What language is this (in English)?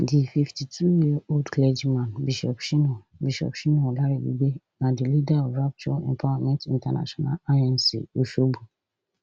Nigerian Pidgin